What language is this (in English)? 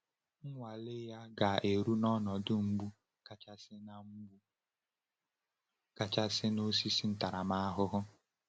Igbo